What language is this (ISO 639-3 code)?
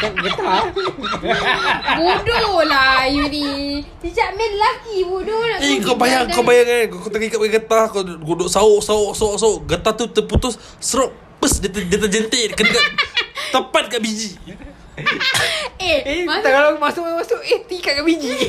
msa